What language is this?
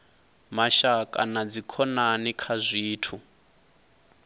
Venda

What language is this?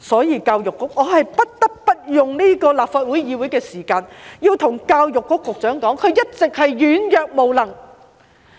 Cantonese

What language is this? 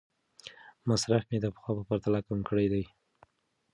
Pashto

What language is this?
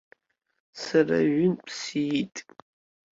Abkhazian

